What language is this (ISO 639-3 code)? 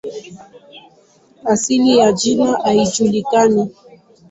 swa